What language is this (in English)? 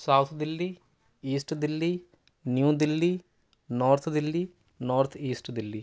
Urdu